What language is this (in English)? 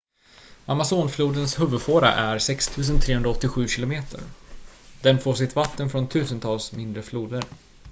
Swedish